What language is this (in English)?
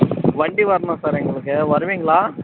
Tamil